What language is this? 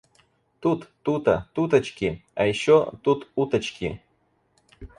Russian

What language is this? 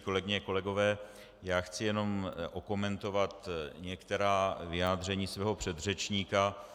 Czech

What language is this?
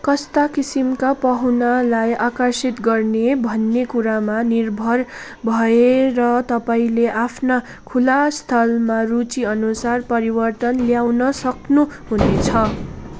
Nepali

